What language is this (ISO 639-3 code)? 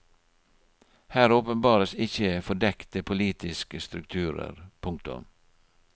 nor